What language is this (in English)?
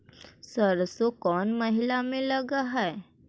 Magahi